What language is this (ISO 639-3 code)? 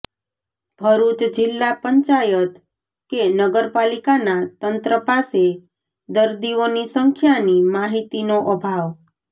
guj